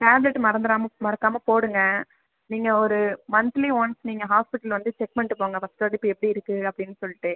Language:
Tamil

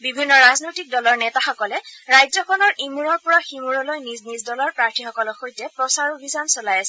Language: Assamese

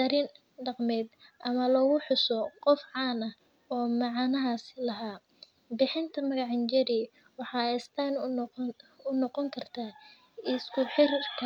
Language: Somali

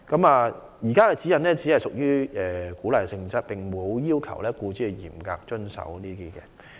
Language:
Cantonese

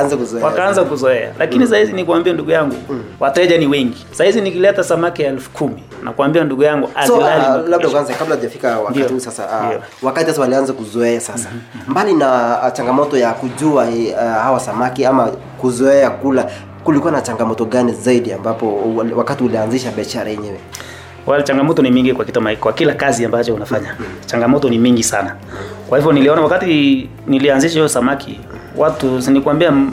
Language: Swahili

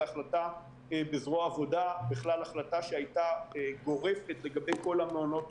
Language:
Hebrew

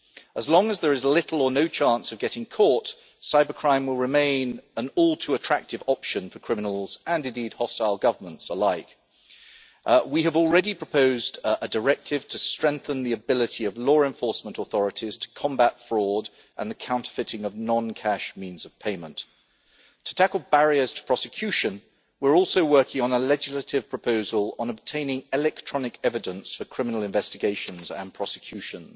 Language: English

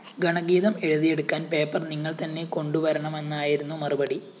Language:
Malayalam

